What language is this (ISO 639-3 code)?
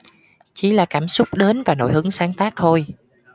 vie